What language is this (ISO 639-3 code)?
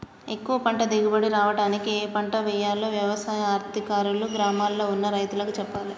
tel